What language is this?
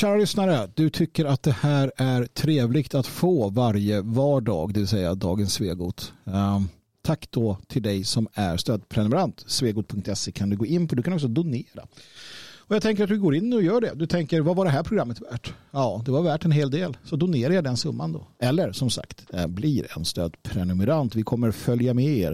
Swedish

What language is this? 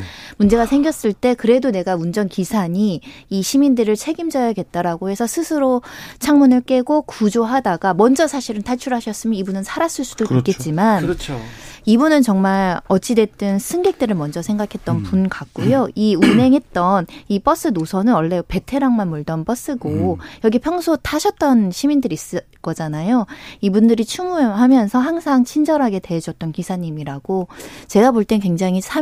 Korean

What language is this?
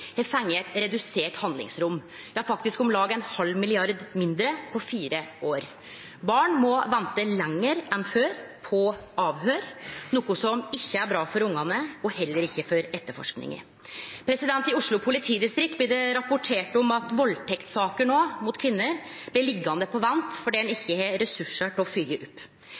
Norwegian Nynorsk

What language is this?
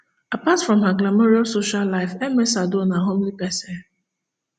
Nigerian Pidgin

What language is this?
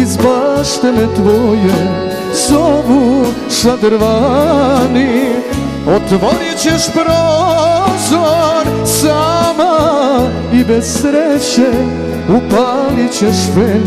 Romanian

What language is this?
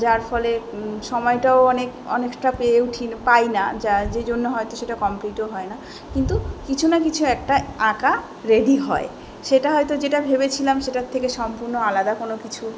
Bangla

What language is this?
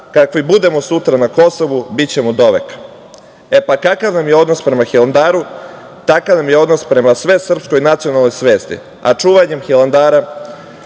Serbian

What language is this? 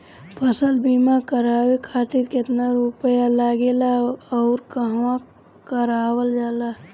Bhojpuri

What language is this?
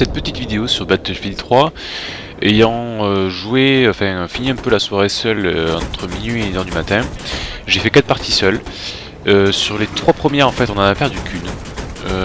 French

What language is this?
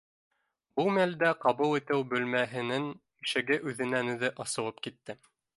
Bashkir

